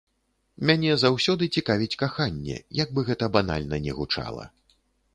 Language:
Belarusian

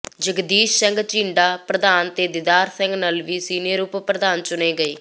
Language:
Punjabi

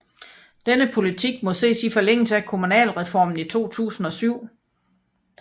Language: Danish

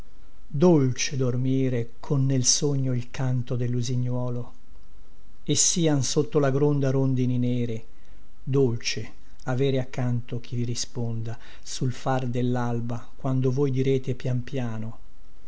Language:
Italian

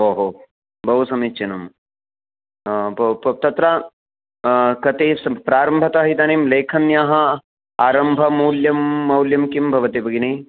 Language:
Sanskrit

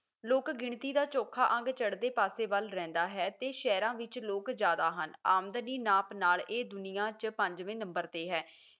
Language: Punjabi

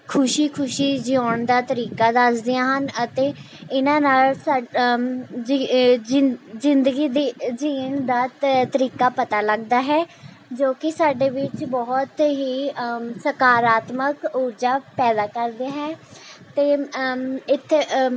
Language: Punjabi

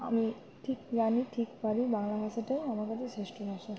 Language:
Bangla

